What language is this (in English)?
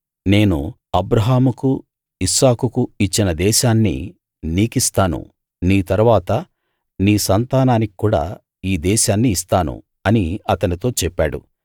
Telugu